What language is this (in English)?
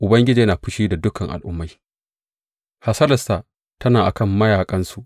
Hausa